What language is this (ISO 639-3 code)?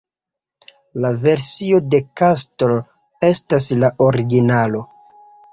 epo